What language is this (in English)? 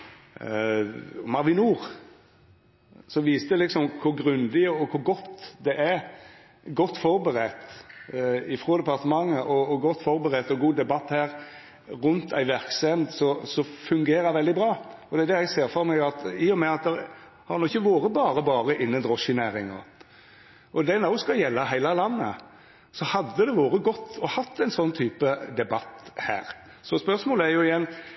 Norwegian Nynorsk